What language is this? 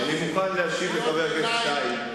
Hebrew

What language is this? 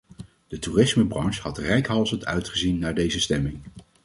Dutch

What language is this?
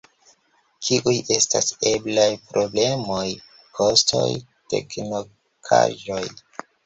Esperanto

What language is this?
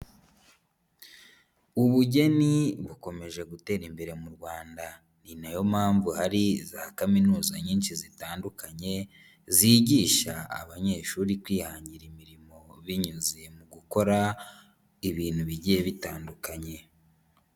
Kinyarwanda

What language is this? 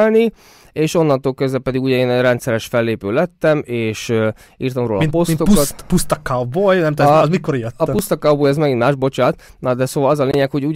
Hungarian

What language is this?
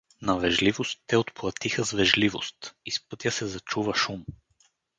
Bulgarian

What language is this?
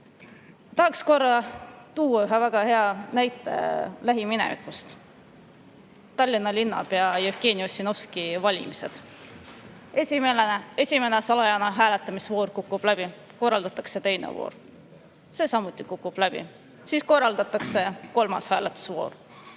Estonian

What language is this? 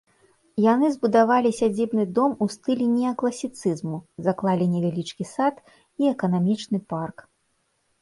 Belarusian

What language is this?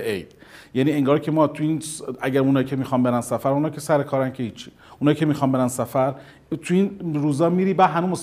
Persian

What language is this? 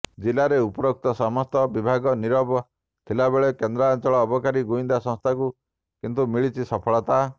Odia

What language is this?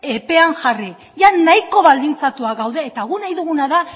Basque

